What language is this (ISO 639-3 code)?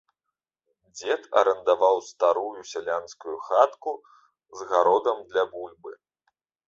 bel